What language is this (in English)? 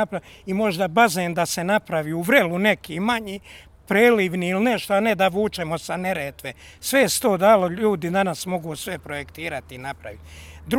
Croatian